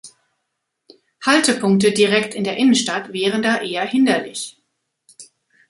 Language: German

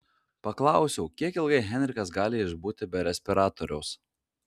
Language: Lithuanian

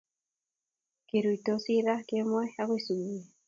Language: Kalenjin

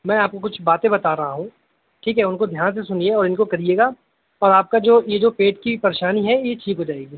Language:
Urdu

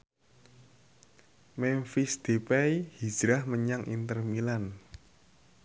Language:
Javanese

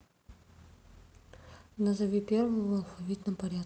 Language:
Russian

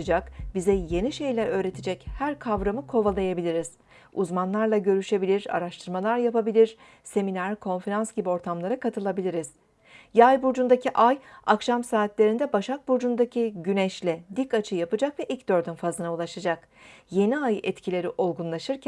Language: Turkish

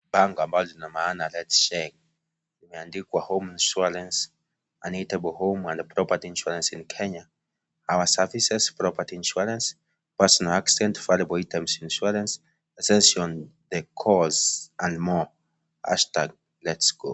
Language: Swahili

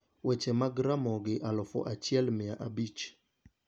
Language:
Luo (Kenya and Tanzania)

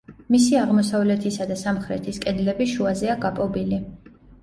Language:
Georgian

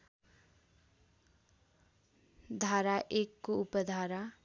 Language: Nepali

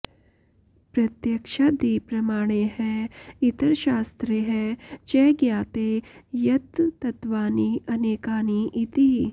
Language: Sanskrit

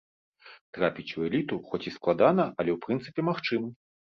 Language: Belarusian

